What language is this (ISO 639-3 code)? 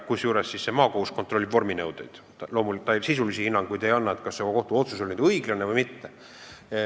est